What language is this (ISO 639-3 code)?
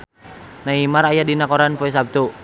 sun